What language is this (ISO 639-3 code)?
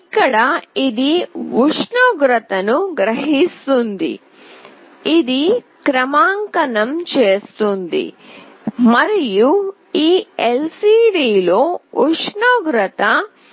tel